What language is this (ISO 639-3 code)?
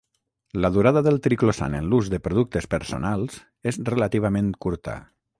cat